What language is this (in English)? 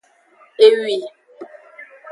Aja (Benin)